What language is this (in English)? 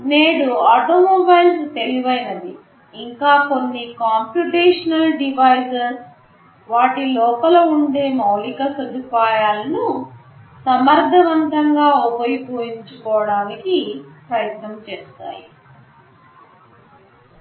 Telugu